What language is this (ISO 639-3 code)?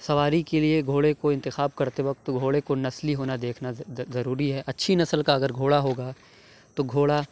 urd